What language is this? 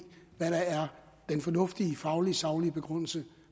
Danish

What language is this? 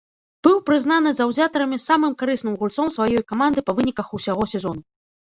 Belarusian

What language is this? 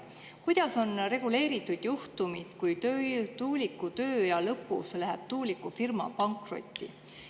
Estonian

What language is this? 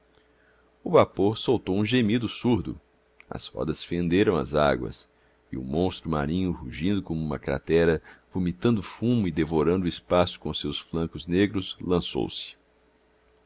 Portuguese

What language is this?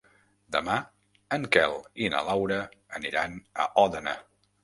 Catalan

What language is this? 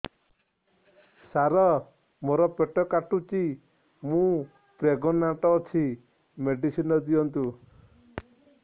Odia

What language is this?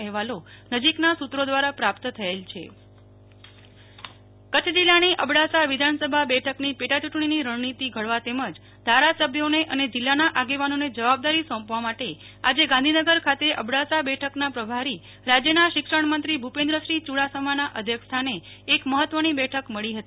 Gujarati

